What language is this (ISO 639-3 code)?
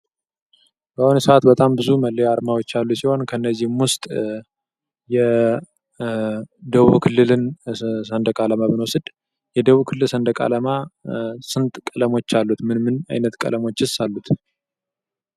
amh